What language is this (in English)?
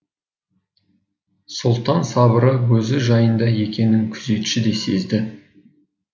Kazakh